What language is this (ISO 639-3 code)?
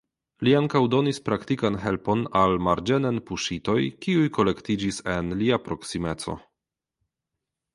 epo